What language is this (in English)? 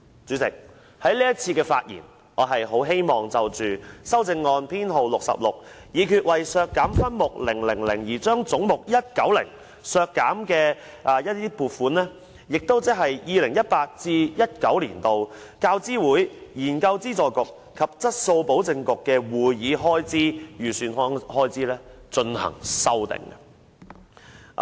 Cantonese